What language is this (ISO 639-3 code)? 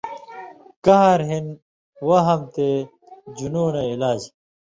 mvy